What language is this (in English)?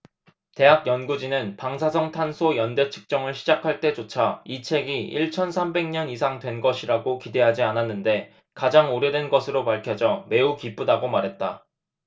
Korean